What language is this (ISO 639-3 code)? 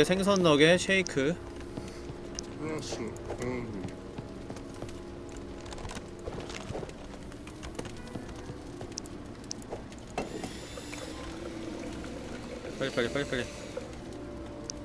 kor